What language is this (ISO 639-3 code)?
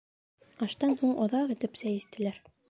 bak